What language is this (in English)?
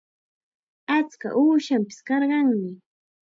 Chiquián Ancash Quechua